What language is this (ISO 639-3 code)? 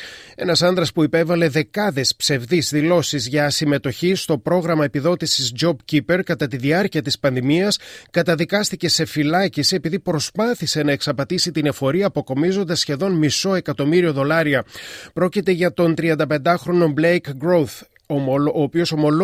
ell